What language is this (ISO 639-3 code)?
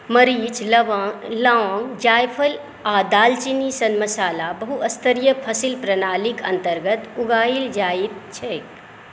mai